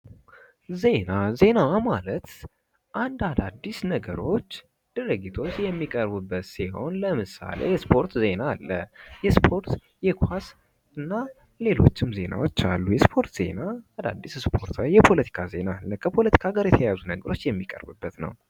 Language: Amharic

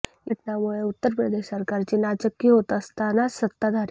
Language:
Marathi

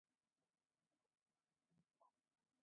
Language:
Jauja Wanca Quechua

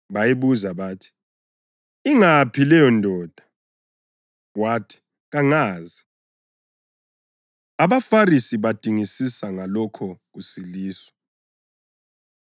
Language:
North Ndebele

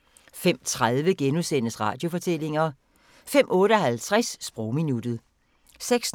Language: Danish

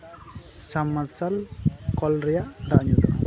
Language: Santali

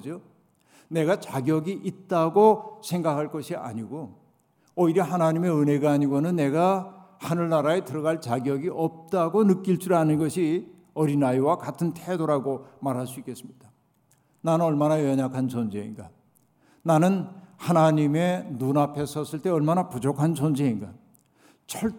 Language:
Korean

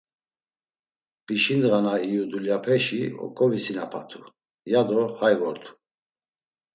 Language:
Laz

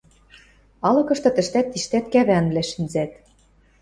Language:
Western Mari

